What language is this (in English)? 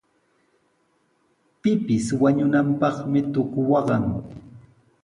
Sihuas Ancash Quechua